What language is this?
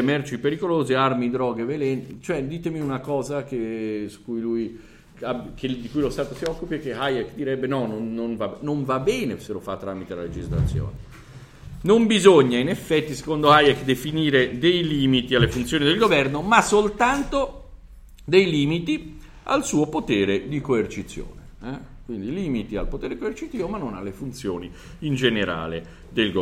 Italian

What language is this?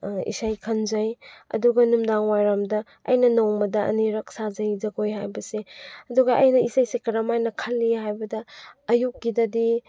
Manipuri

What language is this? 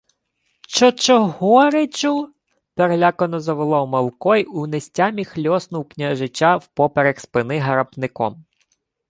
Ukrainian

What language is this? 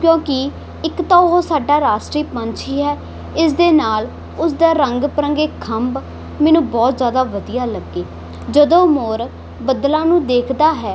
Punjabi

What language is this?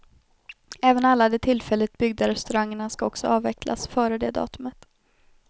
Swedish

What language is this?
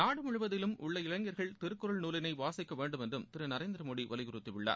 Tamil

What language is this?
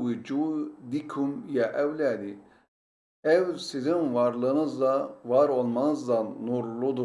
Turkish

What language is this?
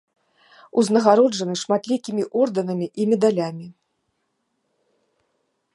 Belarusian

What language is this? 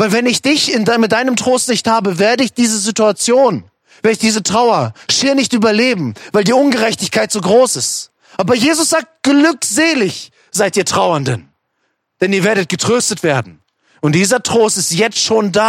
German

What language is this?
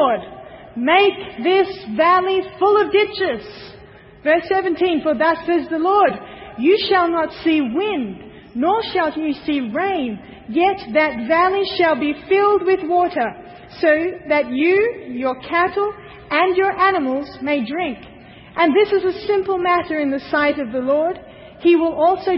English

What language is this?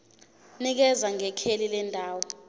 Zulu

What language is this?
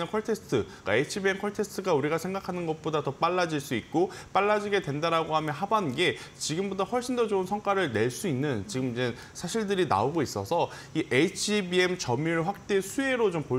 Korean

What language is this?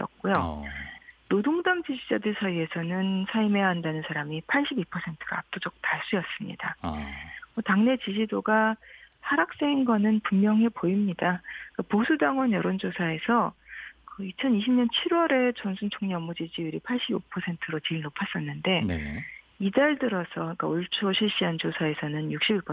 Korean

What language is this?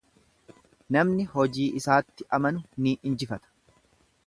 Oromo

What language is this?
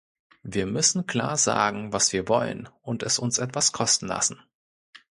German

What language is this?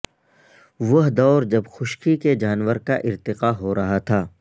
Urdu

